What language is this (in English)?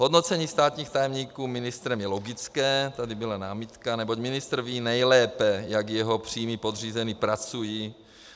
Czech